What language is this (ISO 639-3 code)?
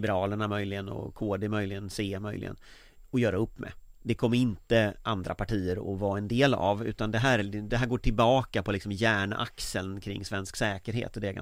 swe